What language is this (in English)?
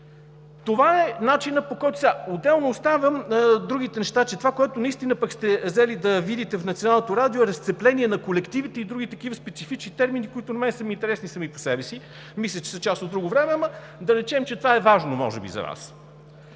Bulgarian